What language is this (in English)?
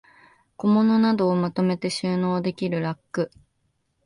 Japanese